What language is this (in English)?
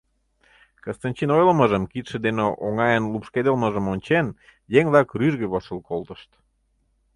Mari